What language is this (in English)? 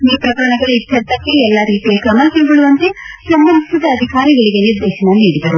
Kannada